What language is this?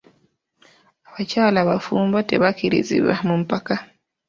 Ganda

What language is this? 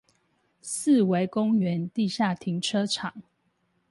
Chinese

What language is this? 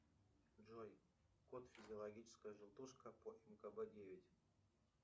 Russian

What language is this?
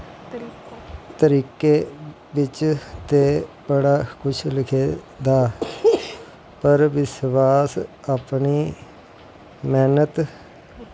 Dogri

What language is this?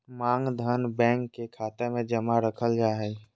Magahi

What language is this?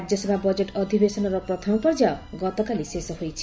Odia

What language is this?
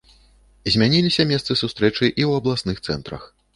Belarusian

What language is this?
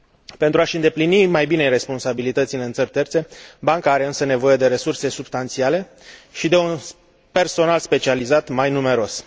Romanian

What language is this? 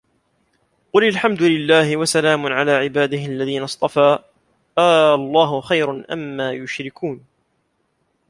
Arabic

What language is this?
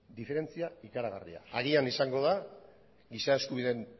Basque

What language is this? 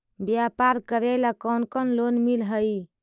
Magahi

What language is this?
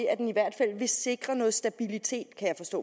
Danish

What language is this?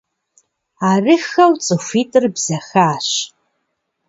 Kabardian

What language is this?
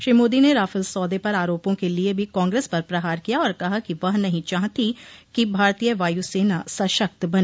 Hindi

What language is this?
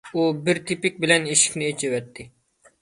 Uyghur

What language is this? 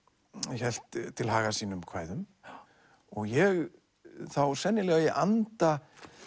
Icelandic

